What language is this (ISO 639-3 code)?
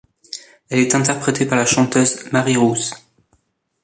fra